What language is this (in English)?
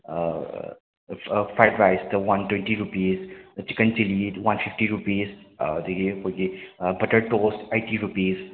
Manipuri